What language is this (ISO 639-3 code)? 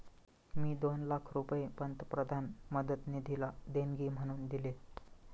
mar